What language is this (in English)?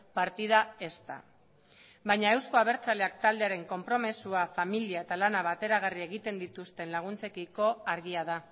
Basque